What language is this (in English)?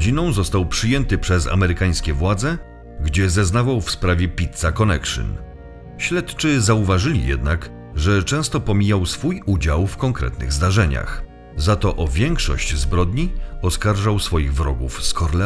Polish